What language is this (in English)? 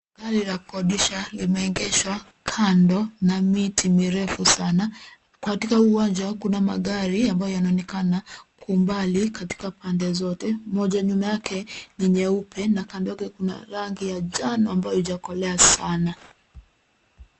Swahili